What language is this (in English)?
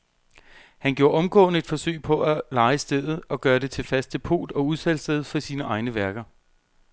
Danish